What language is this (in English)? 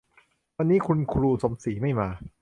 Thai